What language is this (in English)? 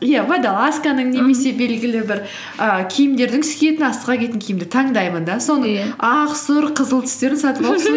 Kazakh